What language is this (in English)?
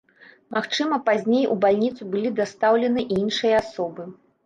Belarusian